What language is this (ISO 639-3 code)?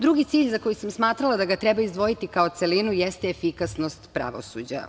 srp